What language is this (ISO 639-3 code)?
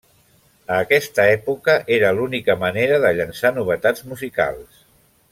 cat